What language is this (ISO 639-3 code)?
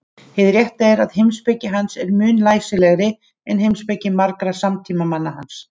isl